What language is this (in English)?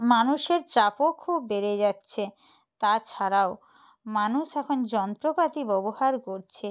Bangla